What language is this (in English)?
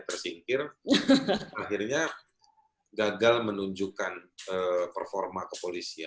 Indonesian